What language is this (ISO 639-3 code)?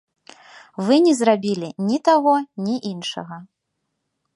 bel